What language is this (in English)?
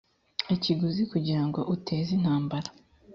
Kinyarwanda